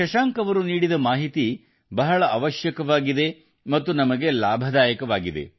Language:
Kannada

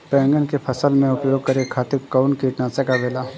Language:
Bhojpuri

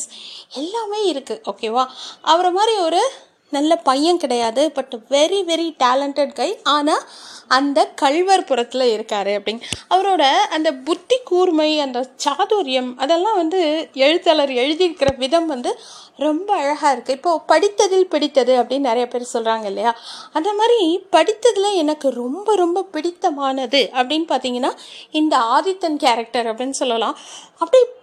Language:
Tamil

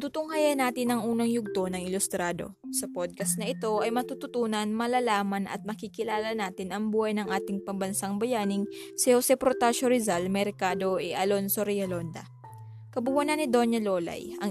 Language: Filipino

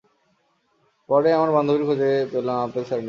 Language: Bangla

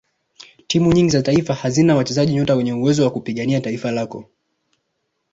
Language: Swahili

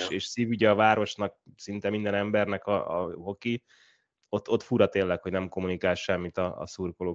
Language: Hungarian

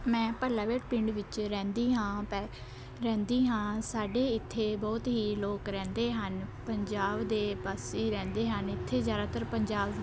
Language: Punjabi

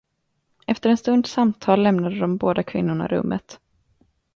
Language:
Swedish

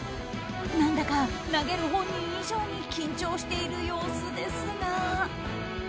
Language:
Japanese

